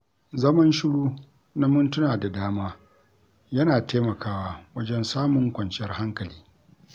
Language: Hausa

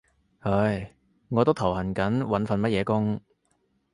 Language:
Cantonese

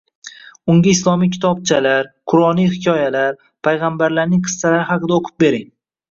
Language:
Uzbek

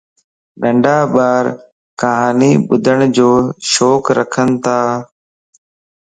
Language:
Lasi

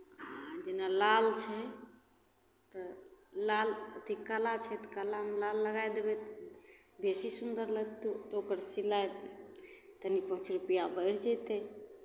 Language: Maithili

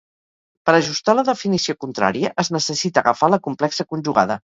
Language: Catalan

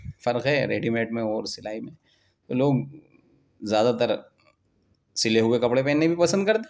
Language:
Urdu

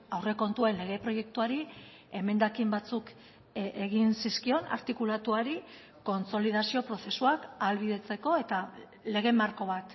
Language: Basque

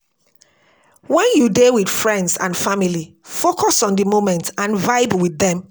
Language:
Nigerian Pidgin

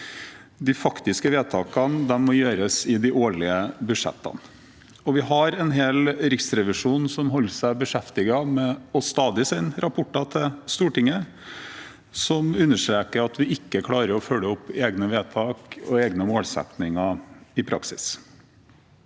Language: Norwegian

